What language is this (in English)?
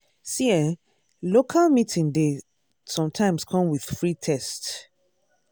Nigerian Pidgin